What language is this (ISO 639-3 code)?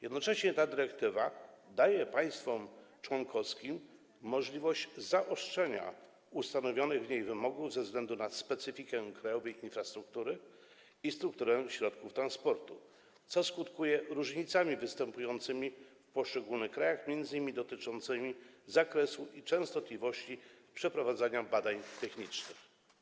pol